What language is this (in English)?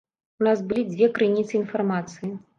Belarusian